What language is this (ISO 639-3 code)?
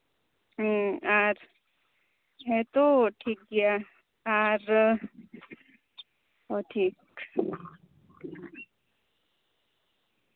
sat